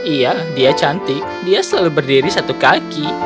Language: Indonesian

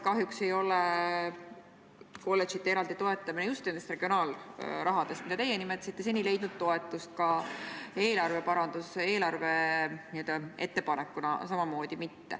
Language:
Estonian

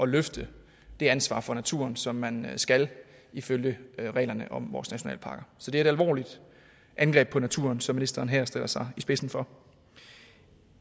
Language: Danish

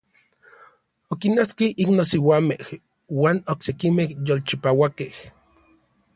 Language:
Orizaba Nahuatl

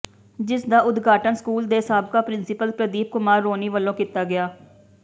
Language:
Punjabi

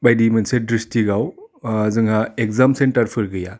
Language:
Bodo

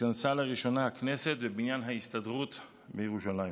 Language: Hebrew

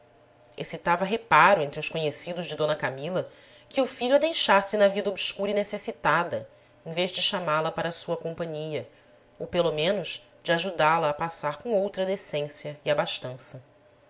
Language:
Portuguese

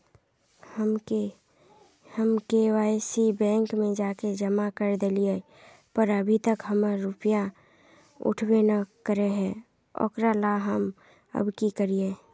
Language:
Magahi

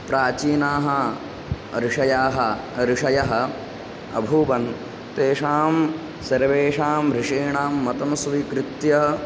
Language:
Sanskrit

